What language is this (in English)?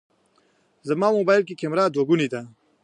Pashto